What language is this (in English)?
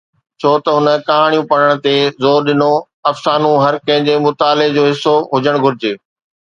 Sindhi